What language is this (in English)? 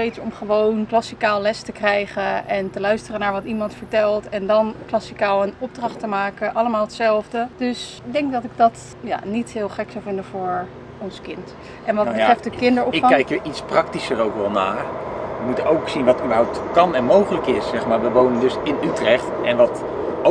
Dutch